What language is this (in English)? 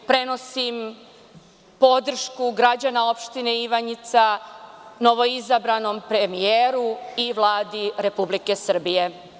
Serbian